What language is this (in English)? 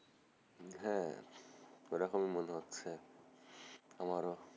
Bangla